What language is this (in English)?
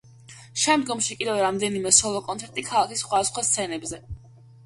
Georgian